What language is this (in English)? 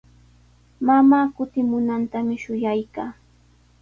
Sihuas Ancash Quechua